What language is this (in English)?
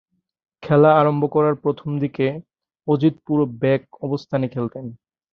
Bangla